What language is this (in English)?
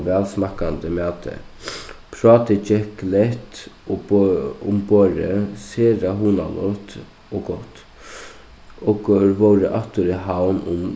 Faroese